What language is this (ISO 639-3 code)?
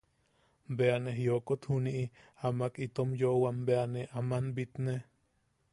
yaq